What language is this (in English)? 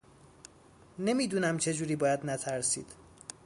Persian